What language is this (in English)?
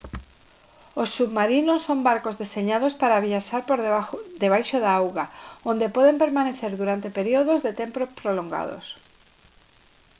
Galician